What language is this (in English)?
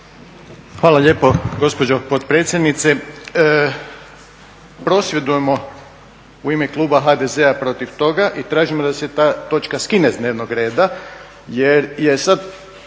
Croatian